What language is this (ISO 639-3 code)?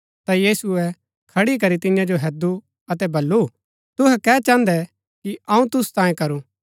gbk